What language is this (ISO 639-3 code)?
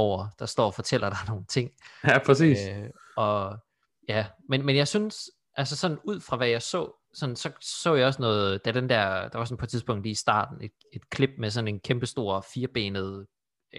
dan